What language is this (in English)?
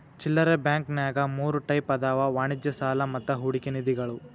Kannada